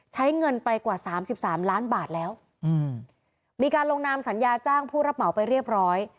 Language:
Thai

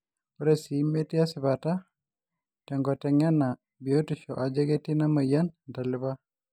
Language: Masai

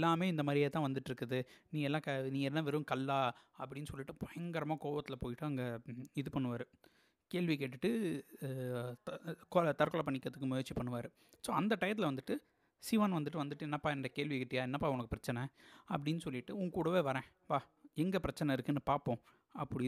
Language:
Tamil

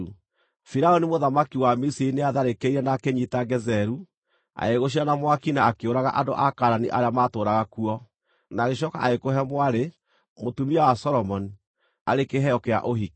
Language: Kikuyu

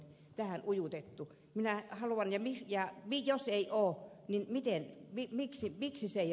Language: Finnish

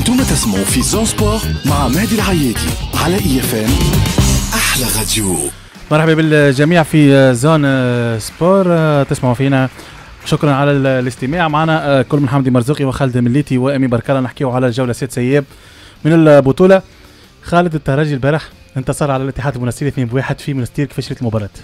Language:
Arabic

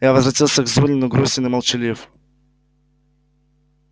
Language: Russian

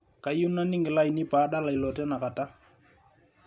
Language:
Masai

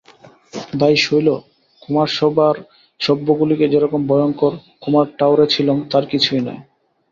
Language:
Bangla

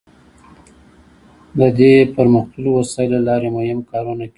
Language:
Pashto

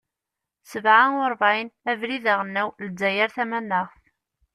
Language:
Kabyle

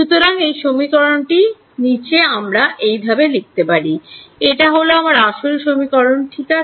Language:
Bangla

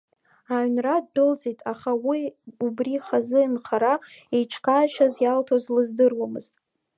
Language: Abkhazian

